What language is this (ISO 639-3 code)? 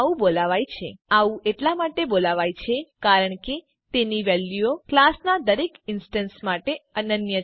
guj